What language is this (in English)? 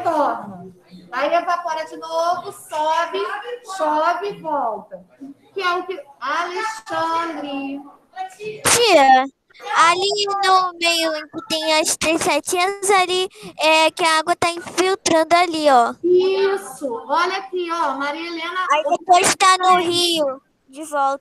Portuguese